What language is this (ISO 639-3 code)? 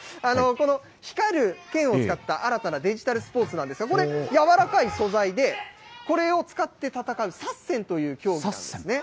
jpn